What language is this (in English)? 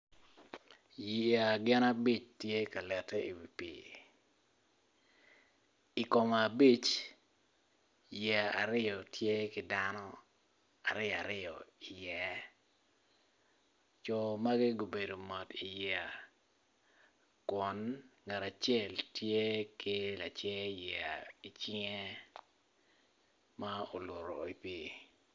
Acoli